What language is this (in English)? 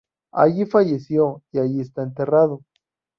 Spanish